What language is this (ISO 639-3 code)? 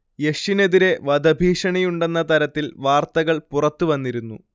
mal